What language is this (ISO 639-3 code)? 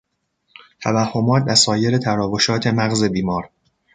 fas